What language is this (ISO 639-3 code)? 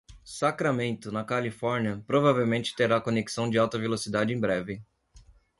por